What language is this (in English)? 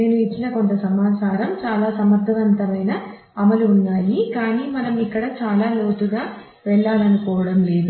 Telugu